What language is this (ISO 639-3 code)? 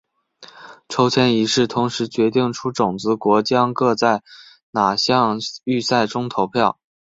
zho